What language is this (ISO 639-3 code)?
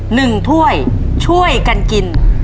tha